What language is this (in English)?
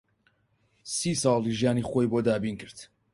Central Kurdish